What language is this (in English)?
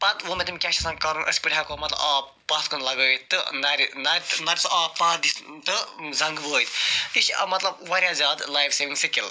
Kashmiri